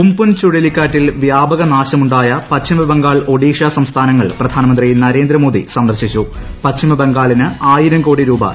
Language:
Malayalam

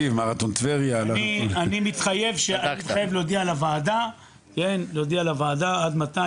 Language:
Hebrew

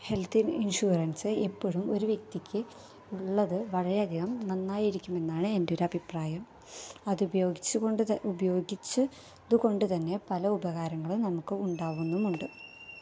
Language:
Malayalam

